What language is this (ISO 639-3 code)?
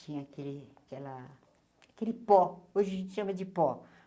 por